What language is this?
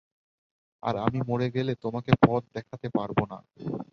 Bangla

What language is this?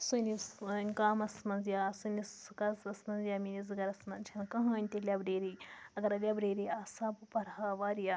Kashmiri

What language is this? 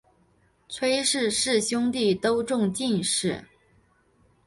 Chinese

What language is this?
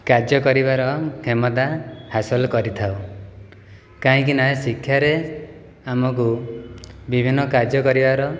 Odia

